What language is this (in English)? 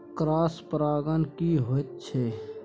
Maithili